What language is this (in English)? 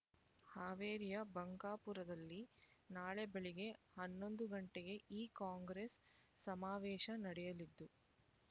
Kannada